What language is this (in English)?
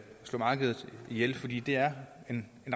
Danish